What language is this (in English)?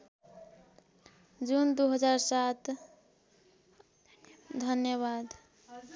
Nepali